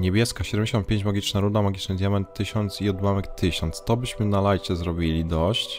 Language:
Polish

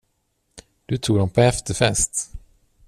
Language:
Swedish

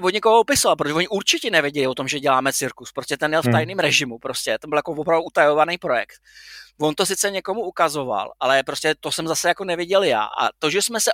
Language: Czech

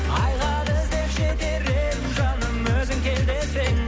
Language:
Kazakh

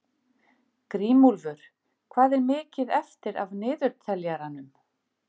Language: Icelandic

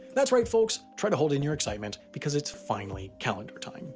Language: English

